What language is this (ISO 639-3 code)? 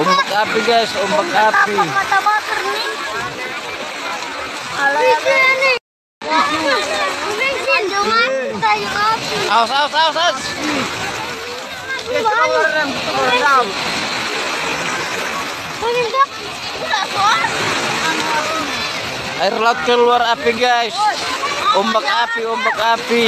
ind